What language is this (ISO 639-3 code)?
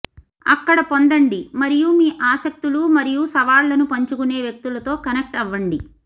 tel